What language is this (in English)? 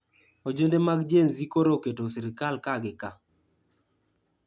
Luo (Kenya and Tanzania)